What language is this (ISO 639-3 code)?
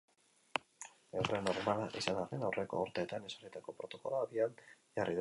eus